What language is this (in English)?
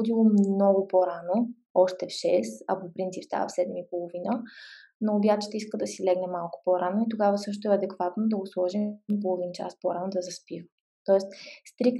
Bulgarian